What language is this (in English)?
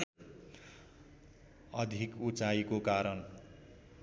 Nepali